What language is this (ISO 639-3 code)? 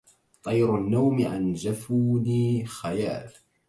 ara